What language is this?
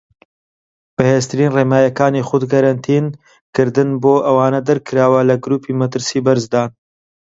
Central Kurdish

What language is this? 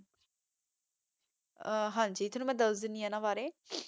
Punjabi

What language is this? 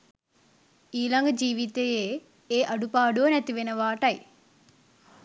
Sinhala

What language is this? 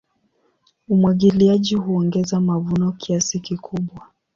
Swahili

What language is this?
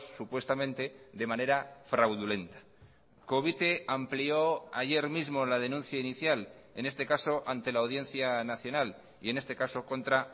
Spanish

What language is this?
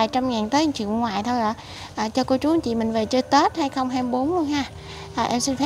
Vietnamese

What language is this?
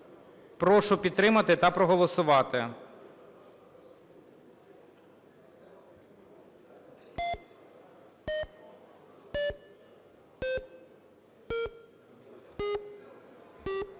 Ukrainian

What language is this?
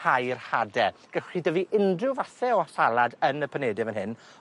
Welsh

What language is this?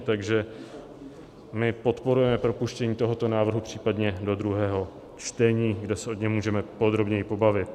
Czech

